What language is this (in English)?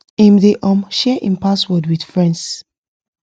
Nigerian Pidgin